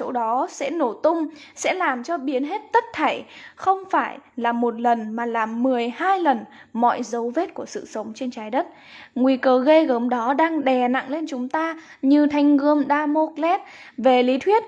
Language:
Vietnamese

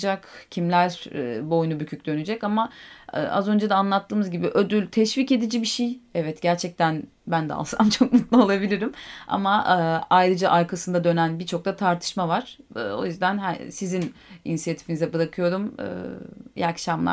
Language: Turkish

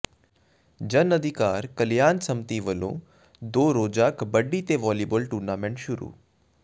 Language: Punjabi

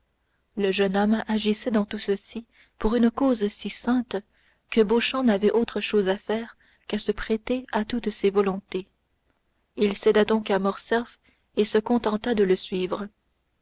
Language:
French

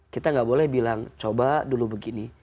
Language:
Indonesian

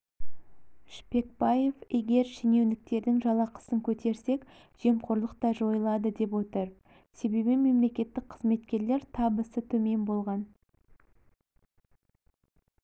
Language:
Kazakh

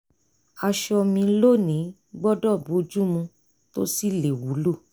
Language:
Yoruba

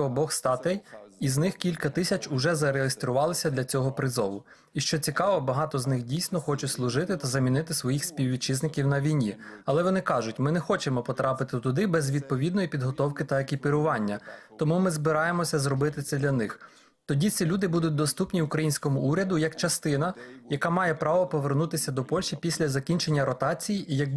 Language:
Ukrainian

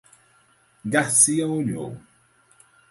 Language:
Portuguese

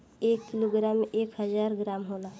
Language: Bhojpuri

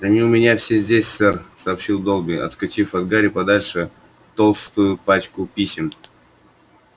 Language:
Russian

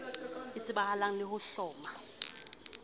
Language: Southern Sotho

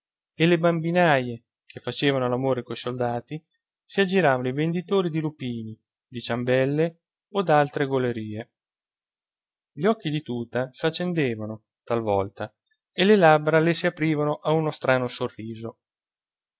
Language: Italian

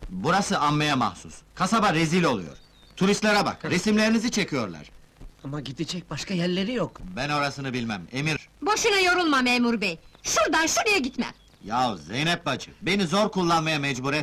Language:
Turkish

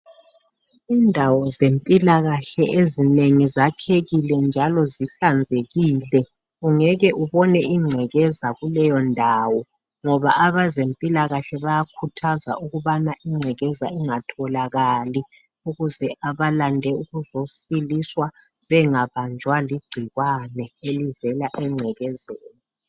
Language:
North Ndebele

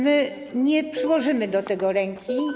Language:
Polish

